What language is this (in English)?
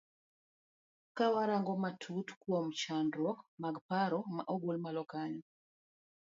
Luo (Kenya and Tanzania)